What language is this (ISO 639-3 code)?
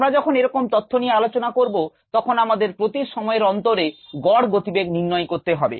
ben